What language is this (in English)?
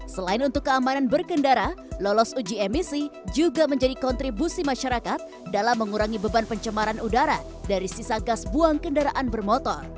Indonesian